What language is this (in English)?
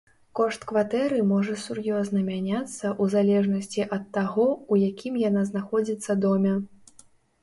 Belarusian